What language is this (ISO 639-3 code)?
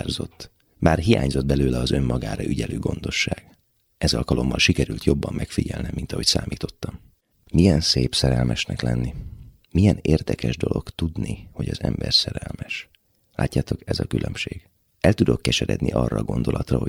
hun